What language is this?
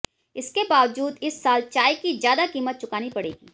Hindi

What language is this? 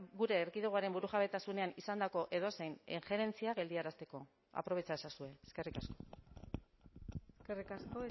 Basque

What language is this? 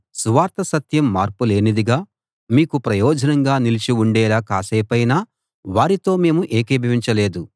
Telugu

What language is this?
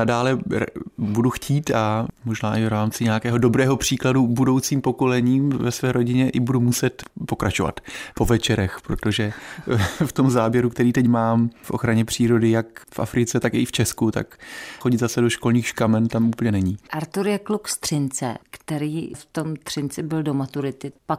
Czech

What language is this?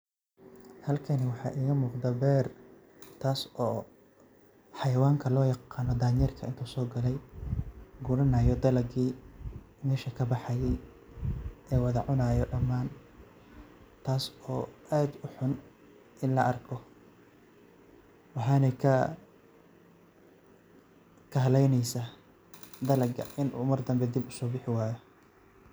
Somali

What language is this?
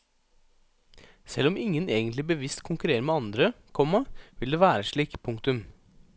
Norwegian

